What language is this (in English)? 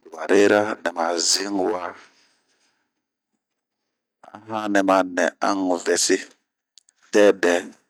Bomu